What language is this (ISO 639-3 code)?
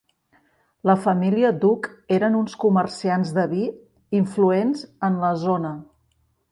cat